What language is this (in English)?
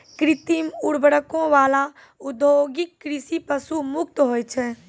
Maithili